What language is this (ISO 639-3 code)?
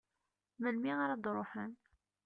kab